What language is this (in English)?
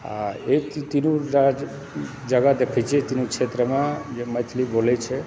Maithili